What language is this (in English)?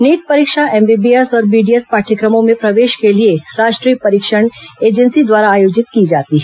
Hindi